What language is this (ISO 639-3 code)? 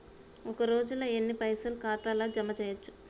tel